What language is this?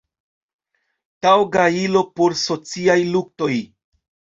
Esperanto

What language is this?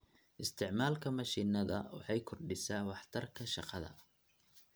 Somali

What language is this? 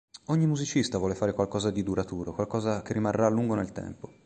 Italian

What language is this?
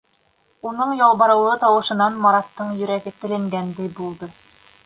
Bashkir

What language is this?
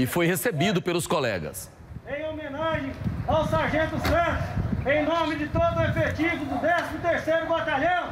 Portuguese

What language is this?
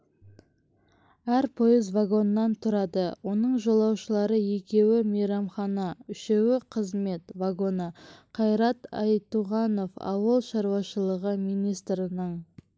Kazakh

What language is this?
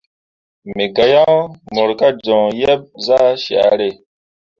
Mundang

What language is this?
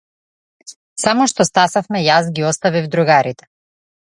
Macedonian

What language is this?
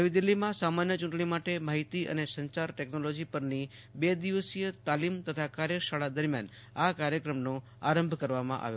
Gujarati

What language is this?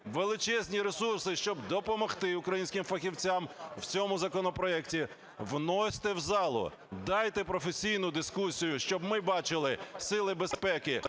Ukrainian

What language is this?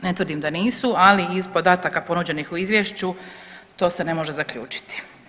Croatian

